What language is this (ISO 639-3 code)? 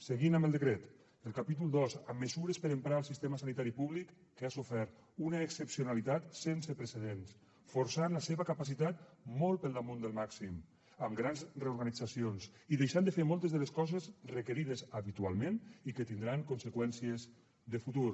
cat